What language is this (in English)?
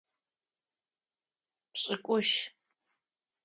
Adyghe